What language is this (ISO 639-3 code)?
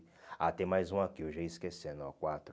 por